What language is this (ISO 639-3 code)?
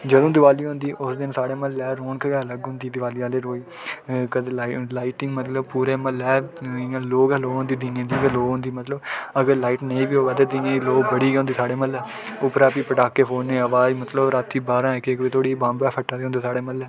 doi